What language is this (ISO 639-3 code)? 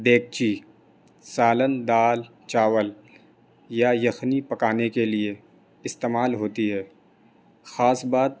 urd